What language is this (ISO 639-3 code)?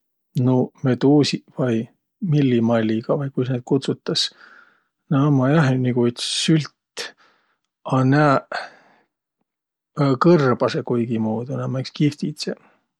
vro